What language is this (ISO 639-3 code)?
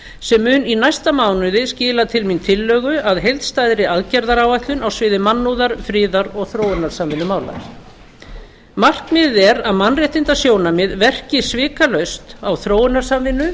isl